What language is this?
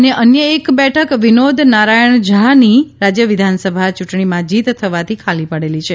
Gujarati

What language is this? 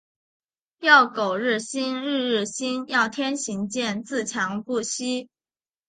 Chinese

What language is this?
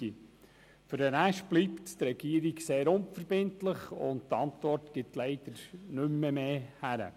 Swiss German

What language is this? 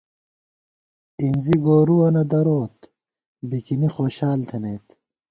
Gawar-Bati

